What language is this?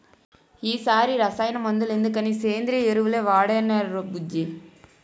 Telugu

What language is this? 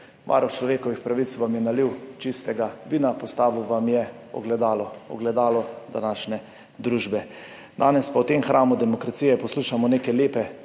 Slovenian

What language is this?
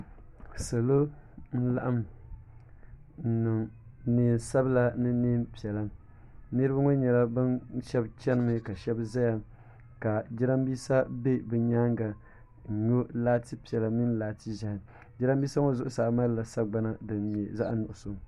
Dagbani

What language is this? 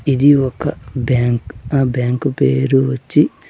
Telugu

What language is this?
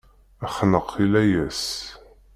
Kabyle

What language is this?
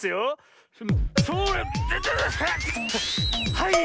Japanese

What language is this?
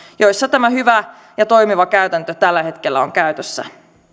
Finnish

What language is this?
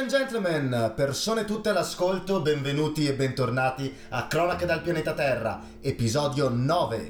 Italian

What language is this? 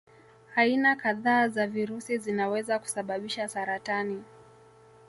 Swahili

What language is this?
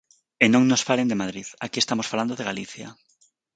Galician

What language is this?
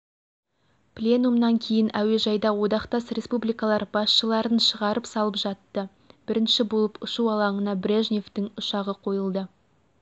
Kazakh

